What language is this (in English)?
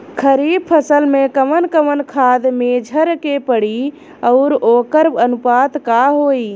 Bhojpuri